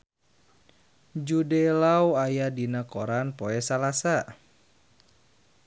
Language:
Sundanese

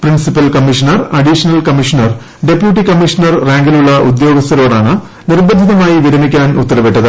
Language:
Malayalam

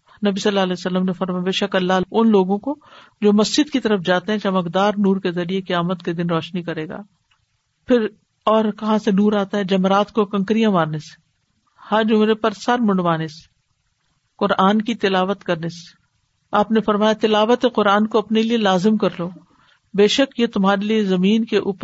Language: Urdu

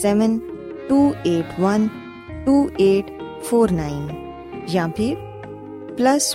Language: Urdu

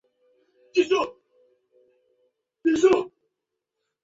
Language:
Chinese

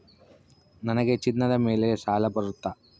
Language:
Kannada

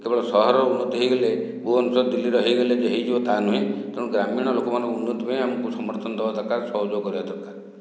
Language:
Odia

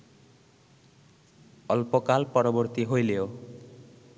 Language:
Bangla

